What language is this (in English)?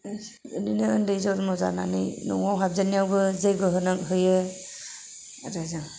Bodo